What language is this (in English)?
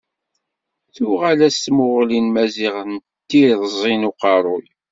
Kabyle